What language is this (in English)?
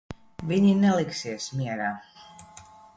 Latvian